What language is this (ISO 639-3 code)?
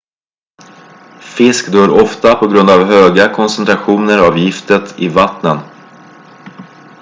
swe